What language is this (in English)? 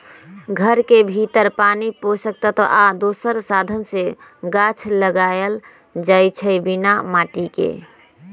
Magahi